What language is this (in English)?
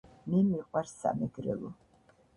Georgian